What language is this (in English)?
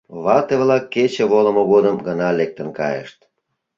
Mari